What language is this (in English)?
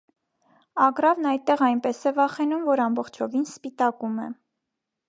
Armenian